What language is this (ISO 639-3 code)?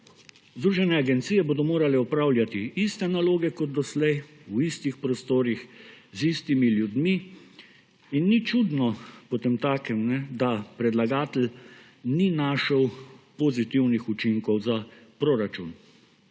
slv